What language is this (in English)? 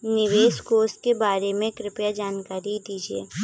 Hindi